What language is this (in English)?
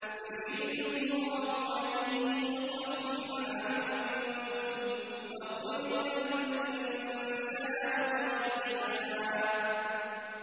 Arabic